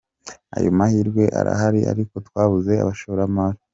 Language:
Kinyarwanda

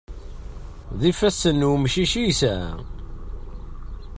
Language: Kabyle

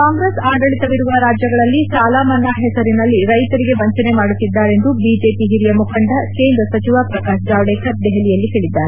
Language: Kannada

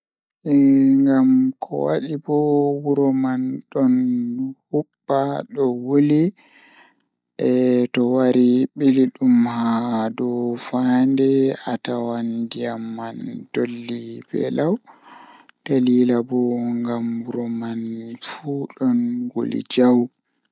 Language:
Fula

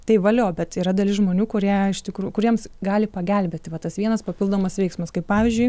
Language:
Lithuanian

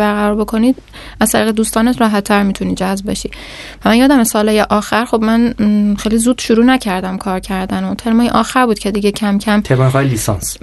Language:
Persian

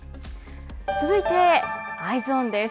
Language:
Japanese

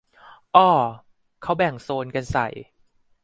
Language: Thai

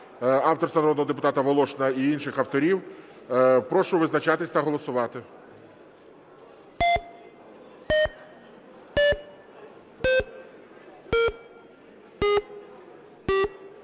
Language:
Ukrainian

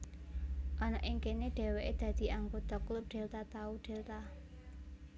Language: Javanese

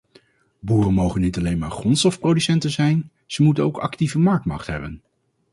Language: Dutch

